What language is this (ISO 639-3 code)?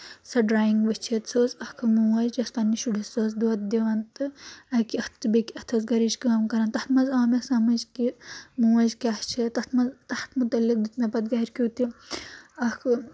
kas